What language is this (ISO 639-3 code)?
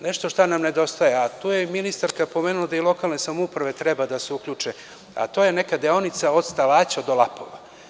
srp